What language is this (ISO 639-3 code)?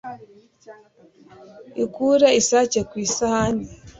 kin